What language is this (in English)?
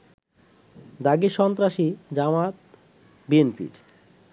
Bangla